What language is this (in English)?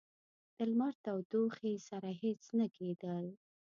Pashto